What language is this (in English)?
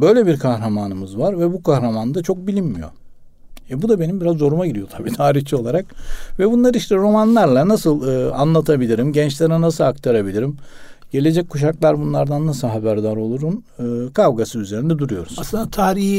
Turkish